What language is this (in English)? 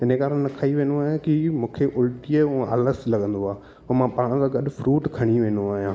Sindhi